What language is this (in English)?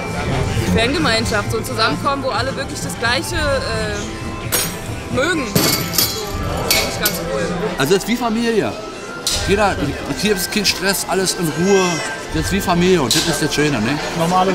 German